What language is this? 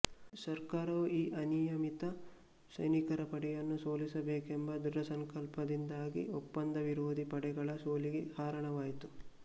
Kannada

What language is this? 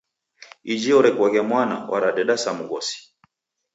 Taita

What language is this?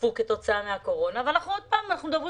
Hebrew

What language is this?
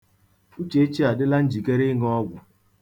Igbo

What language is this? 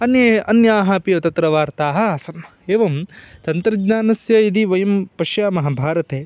Sanskrit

